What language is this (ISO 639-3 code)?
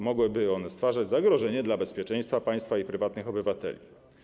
pol